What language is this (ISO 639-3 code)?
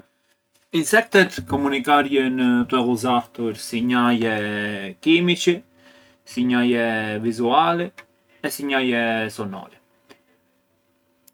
aae